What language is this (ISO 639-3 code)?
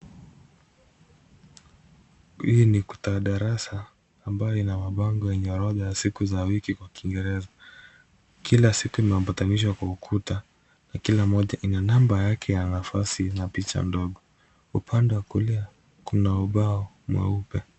swa